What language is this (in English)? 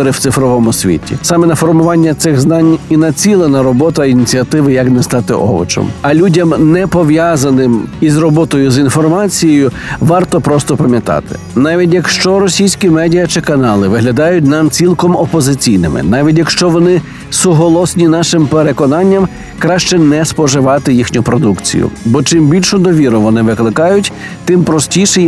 Ukrainian